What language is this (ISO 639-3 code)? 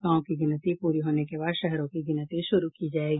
hin